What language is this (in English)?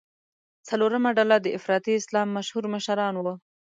Pashto